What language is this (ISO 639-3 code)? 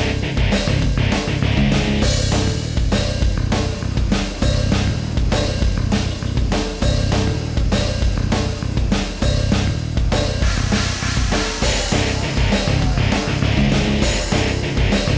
ind